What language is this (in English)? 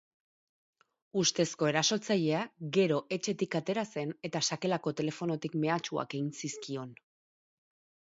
Basque